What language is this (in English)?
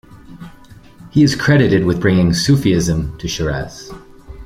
English